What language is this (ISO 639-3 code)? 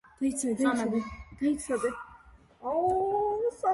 kat